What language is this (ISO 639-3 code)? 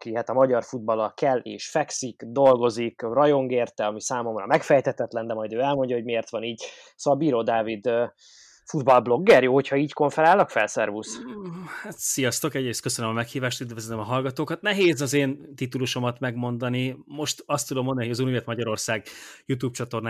hun